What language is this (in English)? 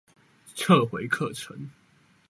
Chinese